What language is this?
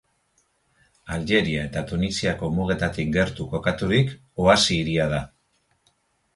Basque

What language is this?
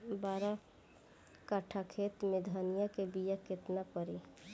Bhojpuri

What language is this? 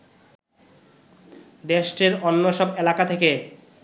Bangla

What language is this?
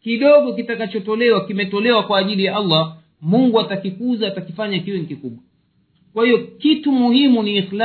Swahili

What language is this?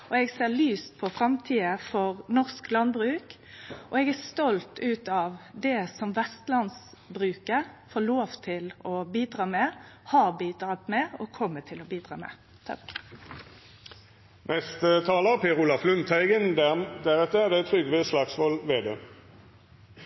Norwegian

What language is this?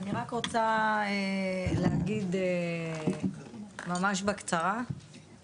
Hebrew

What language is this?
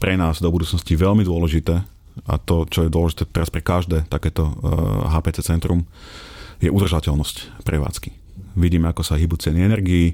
Slovak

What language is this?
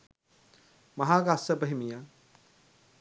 Sinhala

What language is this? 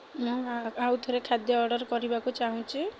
Odia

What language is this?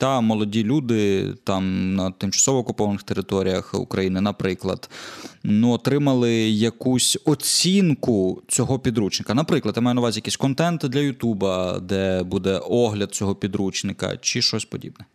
Ukrainian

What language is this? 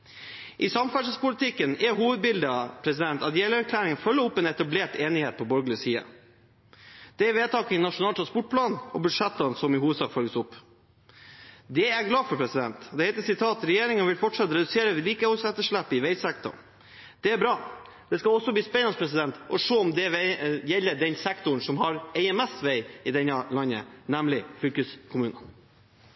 Norwegian Bokmål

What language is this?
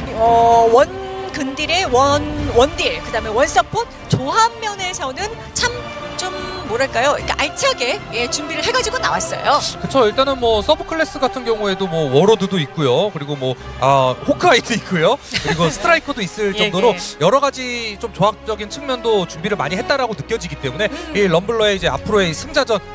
Korean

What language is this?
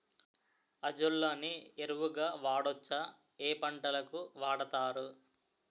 Telugu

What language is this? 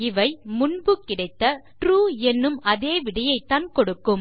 Tamil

